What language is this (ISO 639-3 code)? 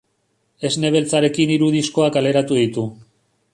eus